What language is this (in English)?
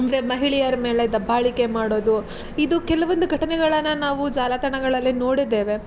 Kannada